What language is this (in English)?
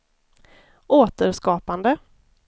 Swedish